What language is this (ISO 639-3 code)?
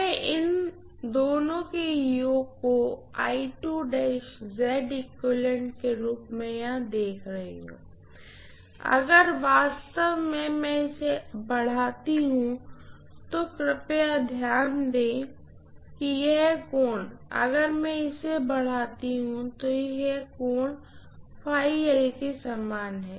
hin